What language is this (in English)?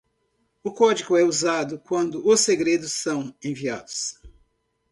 Portuguese